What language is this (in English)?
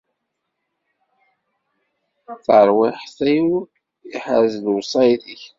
Kabyle